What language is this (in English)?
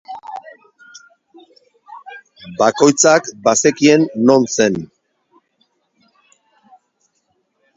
Basque